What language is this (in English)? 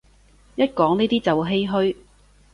Cantonese